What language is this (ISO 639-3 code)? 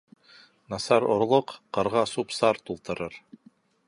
bak